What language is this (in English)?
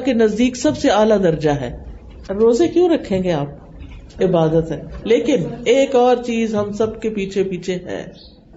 Urdu